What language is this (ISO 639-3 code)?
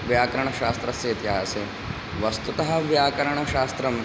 san